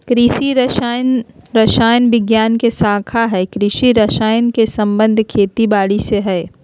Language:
Magahi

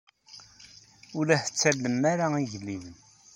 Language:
Kabyle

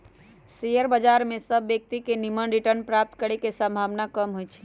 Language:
Magahi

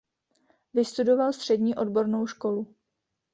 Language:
Czech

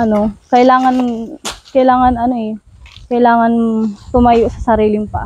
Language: Filipino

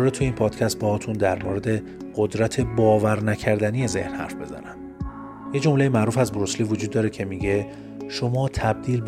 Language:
Persian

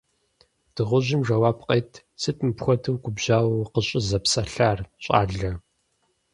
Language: Kabardian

